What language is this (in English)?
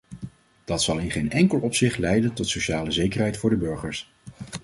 Dutch